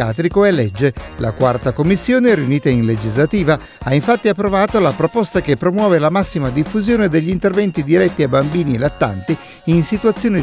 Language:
Italian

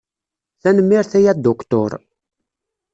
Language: Kabyle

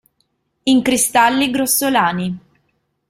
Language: Italian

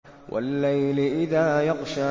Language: Arabic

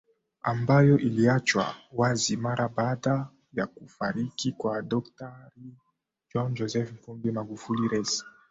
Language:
Swahili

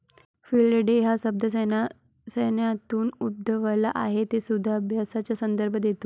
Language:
Marathi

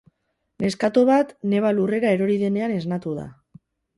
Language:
Basque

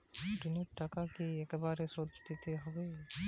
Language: Bangla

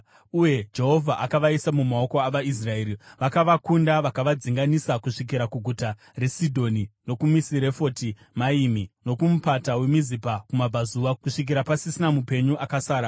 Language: Shona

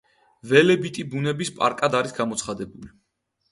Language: Georgian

